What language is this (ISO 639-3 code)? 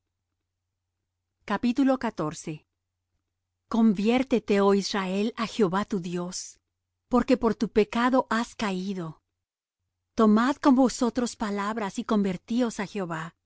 spa